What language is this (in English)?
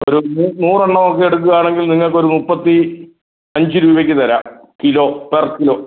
Malayalam